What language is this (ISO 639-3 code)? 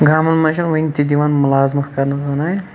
kas